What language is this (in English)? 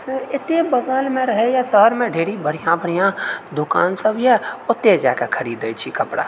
Maithili